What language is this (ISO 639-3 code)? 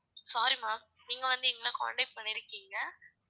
tam